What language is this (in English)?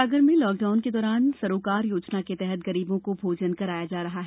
Hindi